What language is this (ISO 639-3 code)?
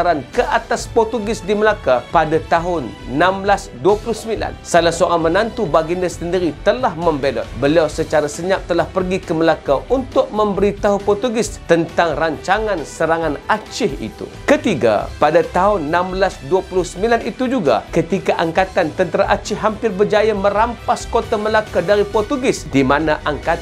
msa